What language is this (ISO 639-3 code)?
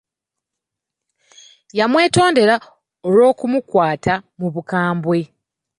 lug